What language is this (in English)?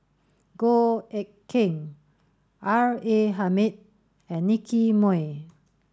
English